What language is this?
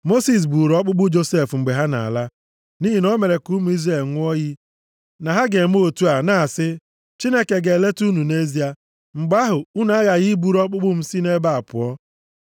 Igbo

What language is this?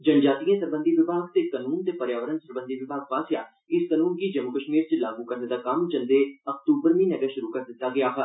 Dogri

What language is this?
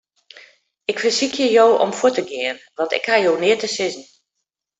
Western Frisian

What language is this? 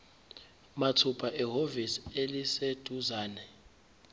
Zulu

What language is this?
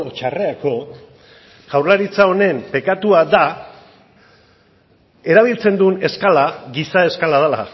Basque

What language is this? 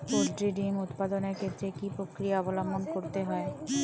Bangla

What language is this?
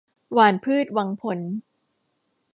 Thai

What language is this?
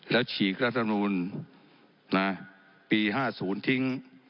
Thai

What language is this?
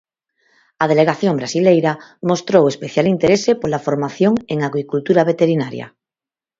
Galician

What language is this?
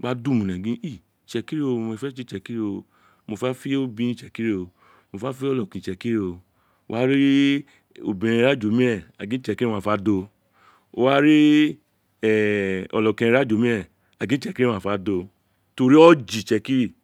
Isekiri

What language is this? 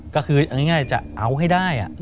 Thai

